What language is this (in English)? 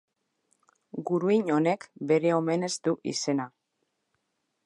Basque